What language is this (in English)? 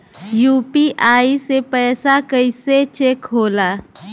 Bhojpuri